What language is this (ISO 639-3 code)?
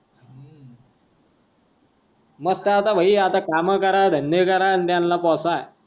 mar